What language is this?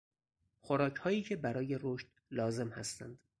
Persian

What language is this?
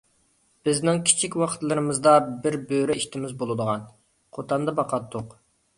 Uyghur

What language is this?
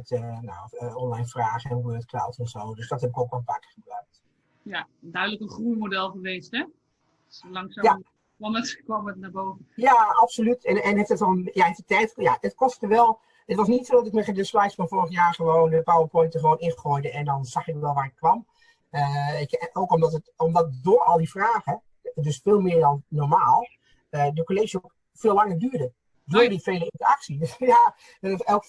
Dutch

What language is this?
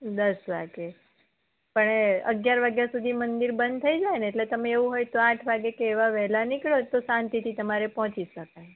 Gujarati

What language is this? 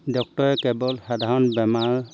Assamese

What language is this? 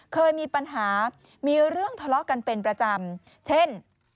Thai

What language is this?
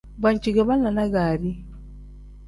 Tem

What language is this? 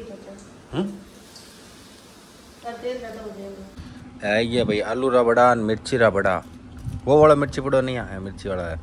Hindi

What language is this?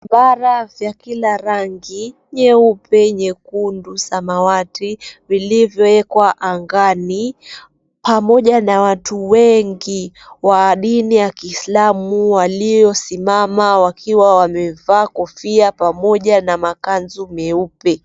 Swahili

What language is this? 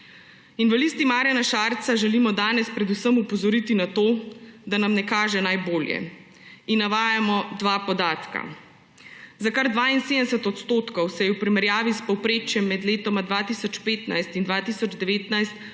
Slovenian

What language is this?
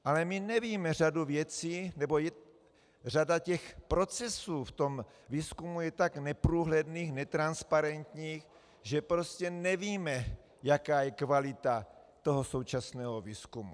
Czech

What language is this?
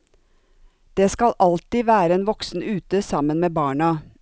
Norwegian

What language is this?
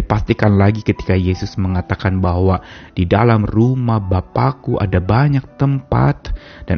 Indonesian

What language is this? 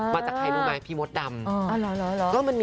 Thai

